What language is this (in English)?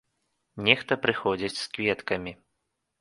Belarusian